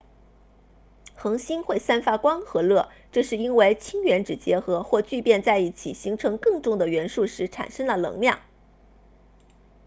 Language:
Chinese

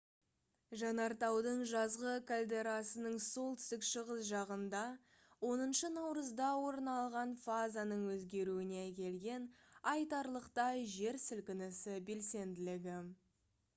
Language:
Kazakh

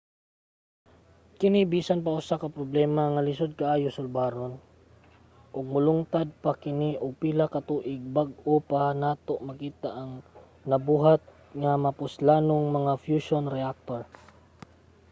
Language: Cebuano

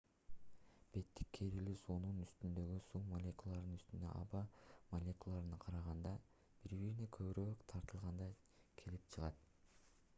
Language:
Kyrgyz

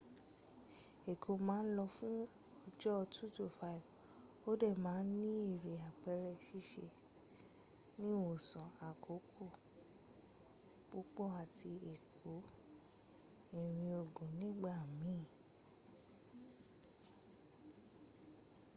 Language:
Yoruba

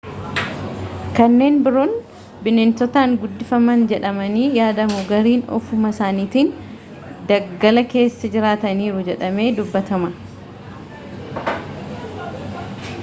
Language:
Oromo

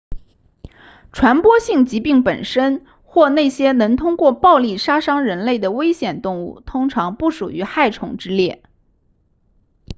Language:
Chinese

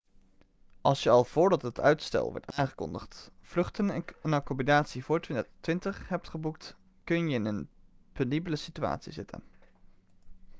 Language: Dutch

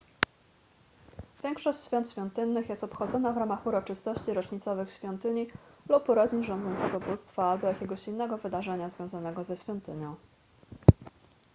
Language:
Polish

